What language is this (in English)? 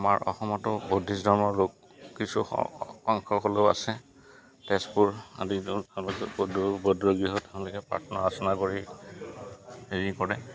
Assamese